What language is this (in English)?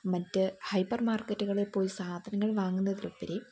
Malayalam